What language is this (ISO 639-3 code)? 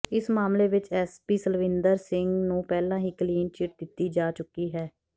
pan